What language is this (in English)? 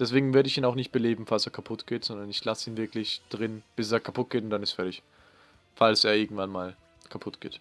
German